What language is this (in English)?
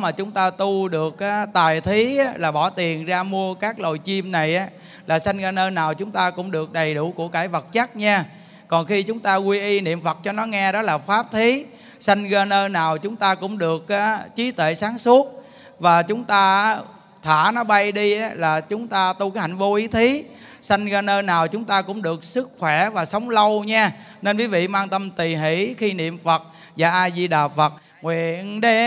Vietnamese